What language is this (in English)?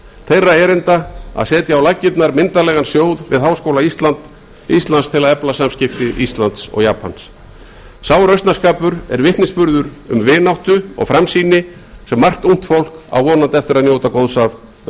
Icelandic